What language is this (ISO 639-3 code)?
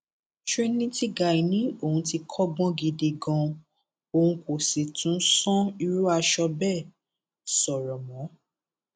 yor